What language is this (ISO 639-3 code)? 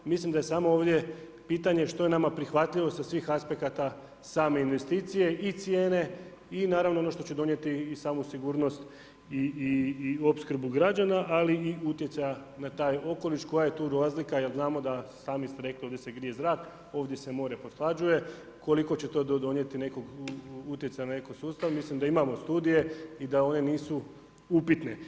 hrv